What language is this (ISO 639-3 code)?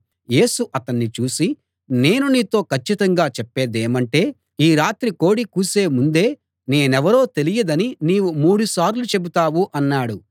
tel